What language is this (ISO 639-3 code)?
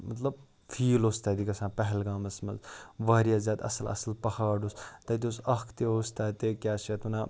kas